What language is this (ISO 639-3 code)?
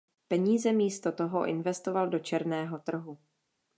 ces